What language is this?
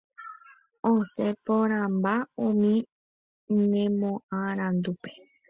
Guarani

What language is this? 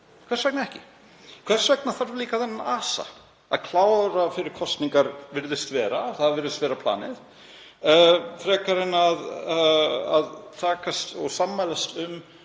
Icelandic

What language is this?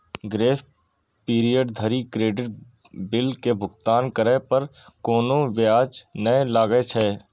Maithili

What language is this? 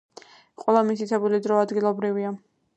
Georgian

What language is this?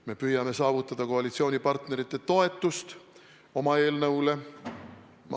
Estonian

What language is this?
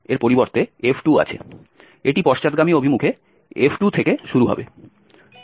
Bangla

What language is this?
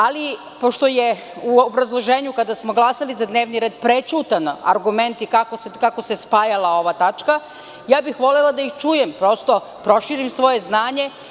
Serbian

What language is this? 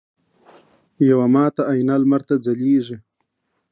Pashto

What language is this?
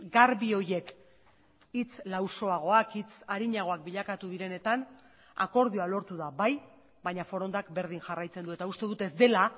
Basque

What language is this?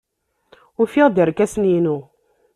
Kabyle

